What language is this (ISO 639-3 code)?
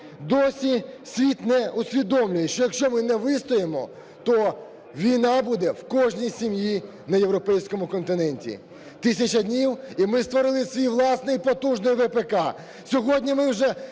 ukr